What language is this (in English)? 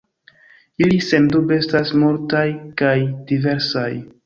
Esperanto